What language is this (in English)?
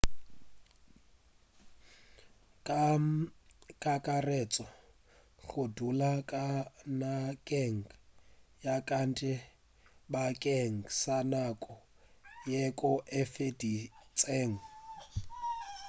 Northern Sotho